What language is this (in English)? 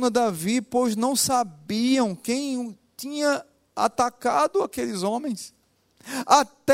Portuguese